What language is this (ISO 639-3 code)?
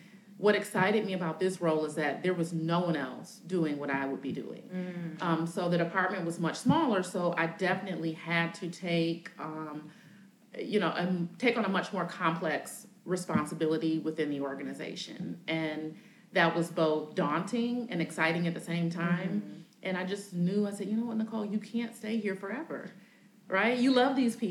eng